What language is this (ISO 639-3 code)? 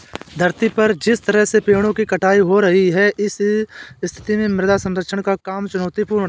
hin